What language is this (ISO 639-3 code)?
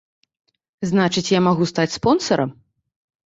bel